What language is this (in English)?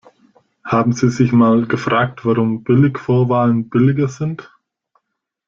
German